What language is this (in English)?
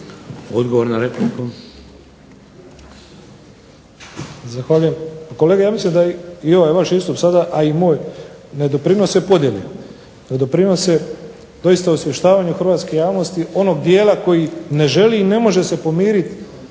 Croatian